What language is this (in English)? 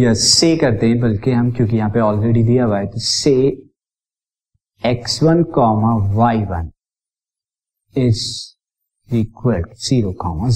Hindi